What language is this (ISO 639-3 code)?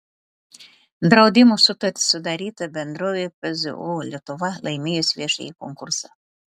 lit